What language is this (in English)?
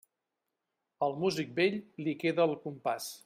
Catalan